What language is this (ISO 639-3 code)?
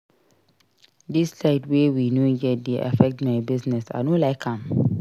pcm